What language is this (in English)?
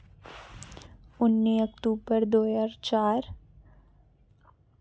Dogri